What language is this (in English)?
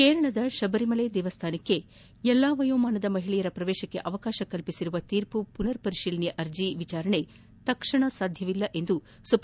Kannada